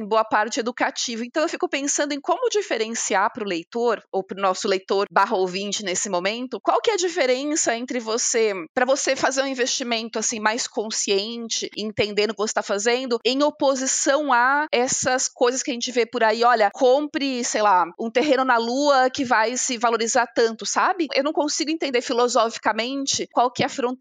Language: Portuguese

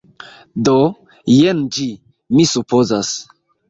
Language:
Esperanto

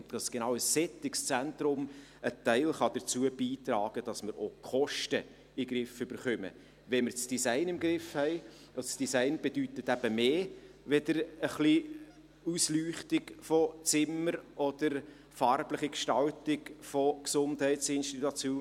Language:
Swiss German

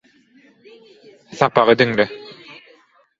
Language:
Turkmen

